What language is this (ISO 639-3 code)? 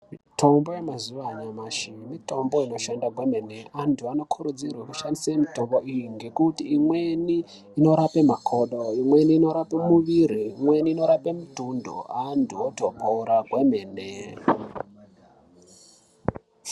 ndc